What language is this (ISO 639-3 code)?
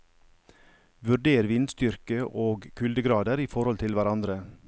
nor